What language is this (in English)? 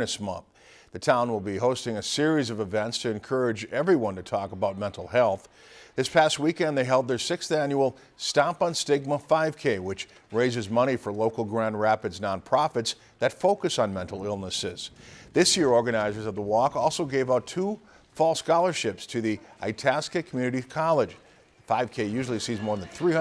English